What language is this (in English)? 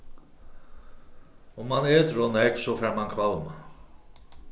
Faroese